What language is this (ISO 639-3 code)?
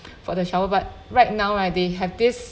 eng